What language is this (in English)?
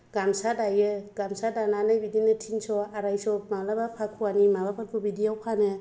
Bodo